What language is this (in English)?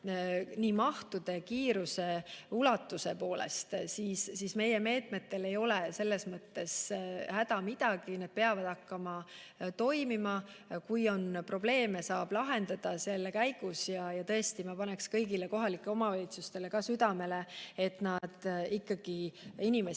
Estonian